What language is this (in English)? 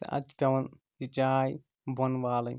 Kashmiri